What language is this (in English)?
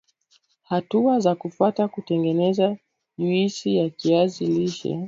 Swahili